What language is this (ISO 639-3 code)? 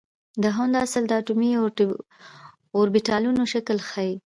pus